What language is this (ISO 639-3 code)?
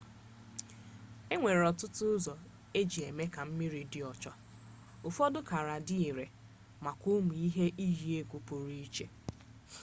ibo